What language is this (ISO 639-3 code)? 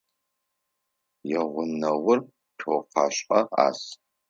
ady